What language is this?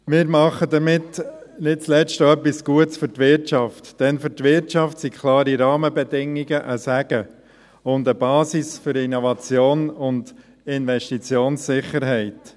Swiss German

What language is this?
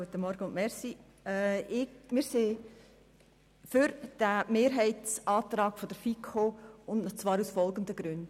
Swiss German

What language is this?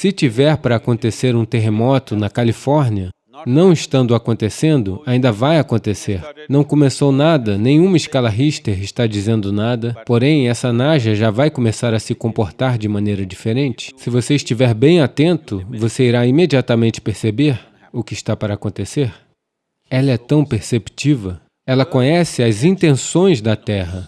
Portuguese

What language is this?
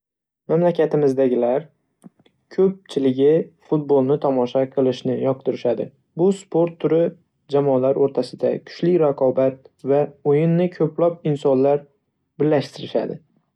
Uzbek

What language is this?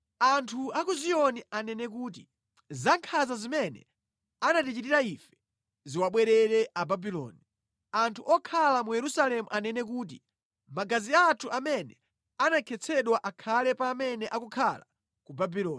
Nyanja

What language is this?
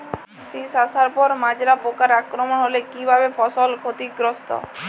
Bangla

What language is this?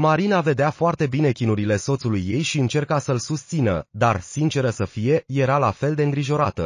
Romanian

